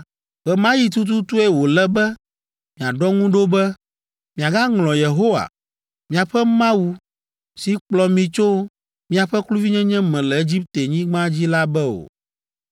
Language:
Ewe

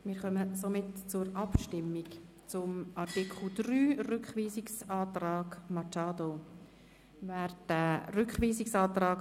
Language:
Swiss German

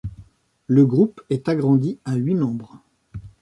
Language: French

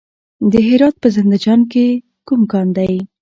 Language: Pashto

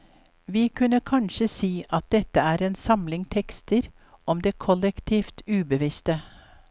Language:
Norwegian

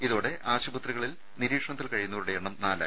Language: Malayalam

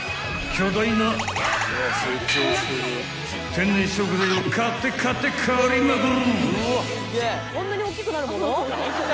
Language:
Japanese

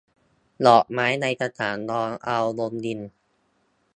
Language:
Thai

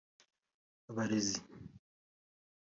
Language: Kinyarwanda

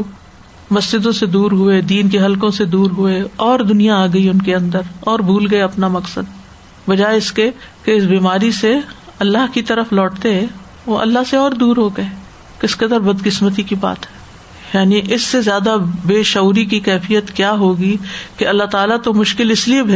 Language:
Urdu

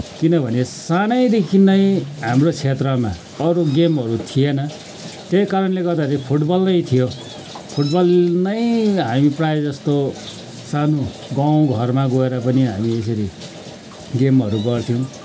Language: Nepali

